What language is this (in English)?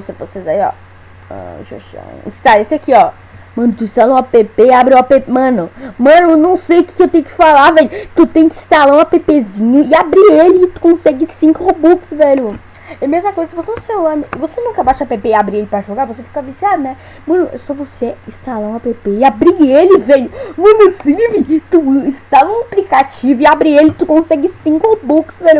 Portuguese